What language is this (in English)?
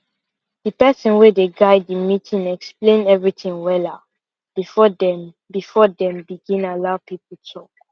Nigerian Pidgin